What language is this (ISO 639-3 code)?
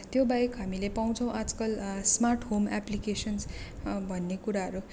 nep